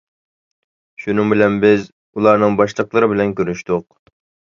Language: Uyghur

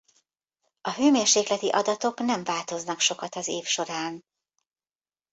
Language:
Hungarian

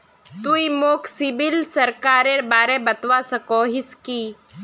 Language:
Magahi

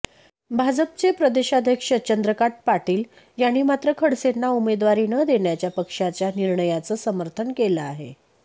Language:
Marathi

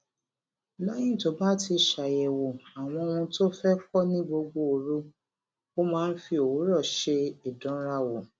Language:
Yoruba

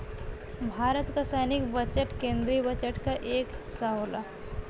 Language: Bhojpuri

